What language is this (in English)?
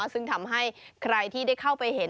Thai